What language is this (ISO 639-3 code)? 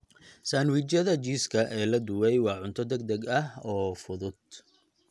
som